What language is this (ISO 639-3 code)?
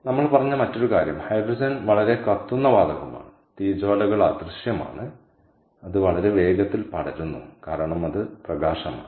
mal